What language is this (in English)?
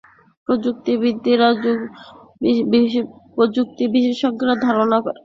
Bangla